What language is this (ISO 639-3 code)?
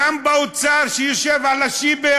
heb